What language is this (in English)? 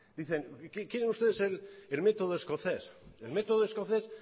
Spanish